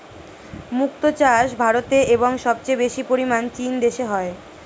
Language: Bangla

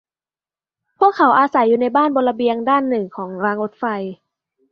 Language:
Thai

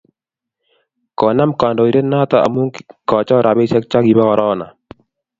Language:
Kalenjin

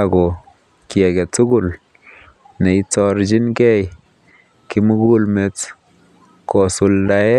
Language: Kalenjin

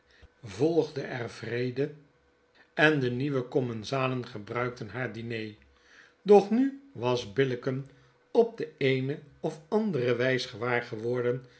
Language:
Dutch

